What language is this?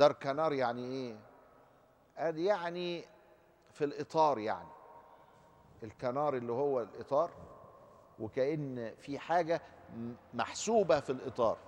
Arabic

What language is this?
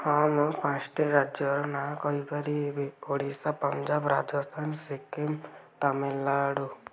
Odia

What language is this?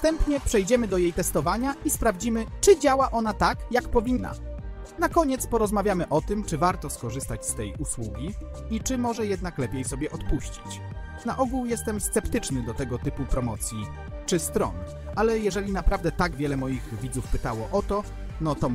Polish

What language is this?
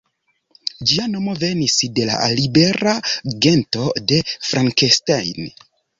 Esperanto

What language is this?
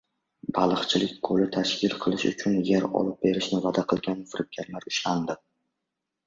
Uzbek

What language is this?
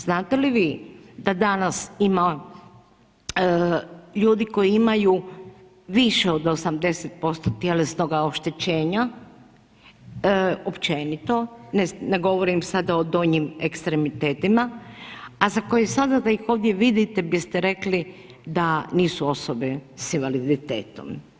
Croatian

